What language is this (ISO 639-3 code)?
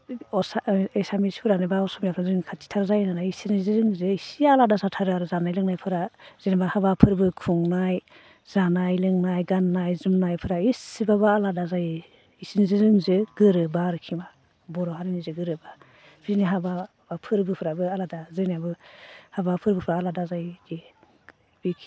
brx